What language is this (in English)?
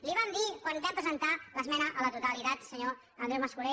Catalan